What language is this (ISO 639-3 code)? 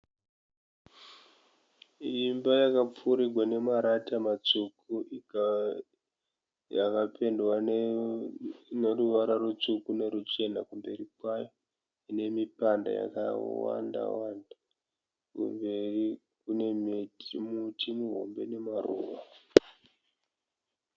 sna